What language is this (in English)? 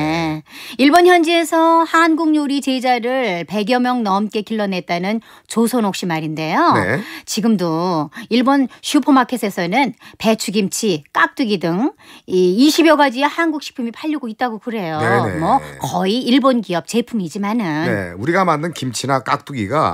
Korean